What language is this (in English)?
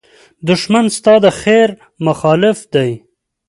Pashto